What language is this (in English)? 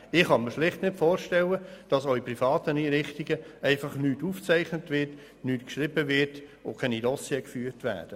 Swiss German